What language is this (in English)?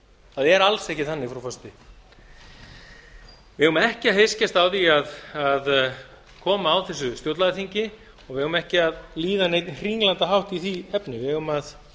Icelandic